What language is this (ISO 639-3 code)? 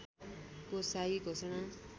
nep